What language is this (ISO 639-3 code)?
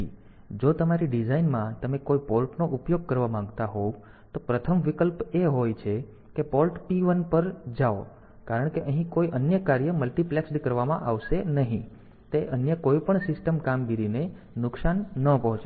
guj